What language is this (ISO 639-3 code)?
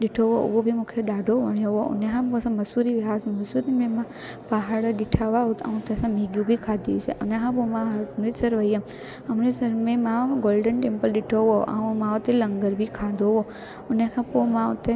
snd